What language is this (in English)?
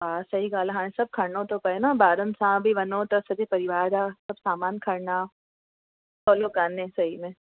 Sindhi